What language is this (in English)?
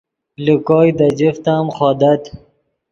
Yidgha